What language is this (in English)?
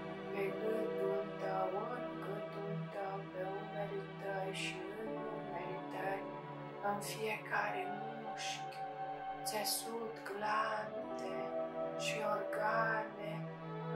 Romanian